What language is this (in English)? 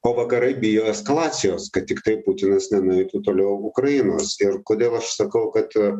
Lithuanian